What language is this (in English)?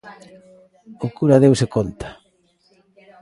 Galician